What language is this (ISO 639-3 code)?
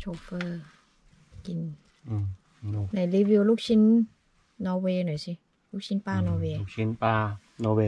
tha